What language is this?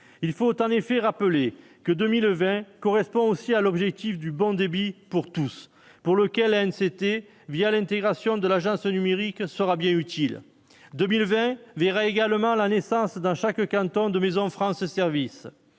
French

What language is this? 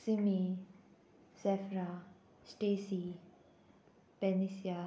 Konkani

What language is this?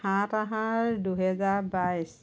Assamese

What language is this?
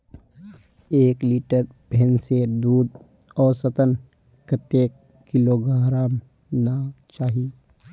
Magahi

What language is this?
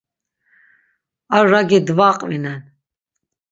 Laz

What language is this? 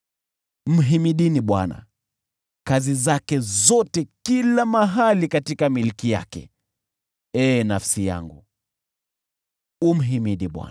Swahili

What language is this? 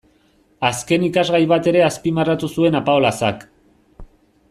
Basque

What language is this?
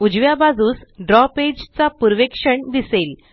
Marathi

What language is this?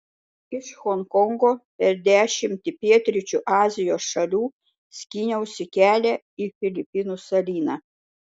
Lithuanian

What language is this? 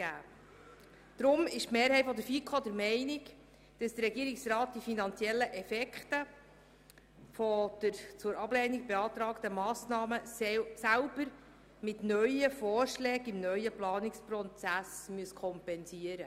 Swiss German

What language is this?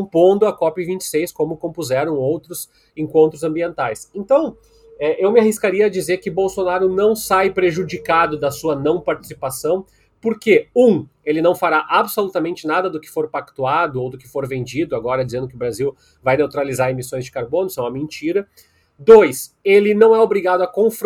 Portuguese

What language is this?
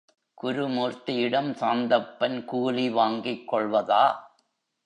Tamil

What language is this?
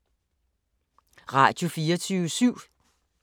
Danish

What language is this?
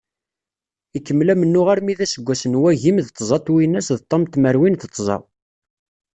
Kabyle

